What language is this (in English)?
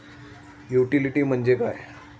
Marathi